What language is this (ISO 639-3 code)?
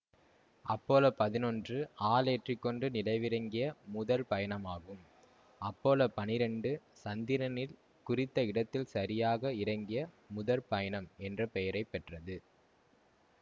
tam